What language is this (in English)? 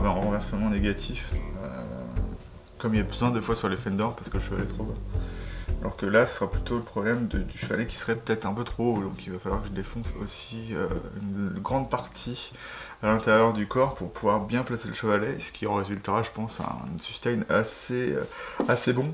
French